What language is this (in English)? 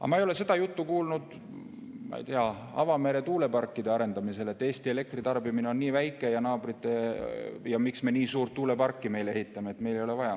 Estonian